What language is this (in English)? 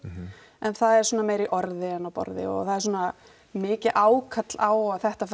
Icelandic